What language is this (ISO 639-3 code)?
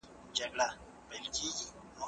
pus